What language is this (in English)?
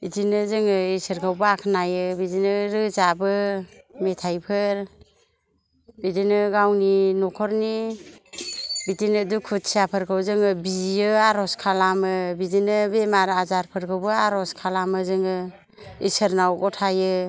Bodo